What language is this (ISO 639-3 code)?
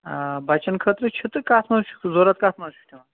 kas